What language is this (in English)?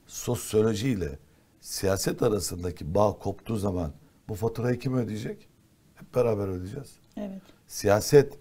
Turkish